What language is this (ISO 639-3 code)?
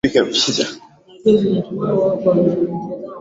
swa